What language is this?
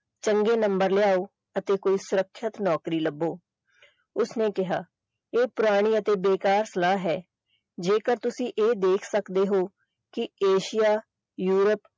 Punjabi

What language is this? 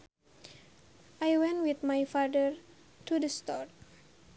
Sundanese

